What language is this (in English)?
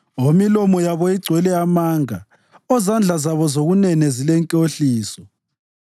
North Ndebele